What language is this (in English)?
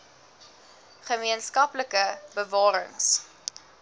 Afrikaans